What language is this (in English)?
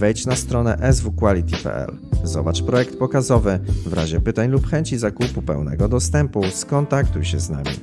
Polish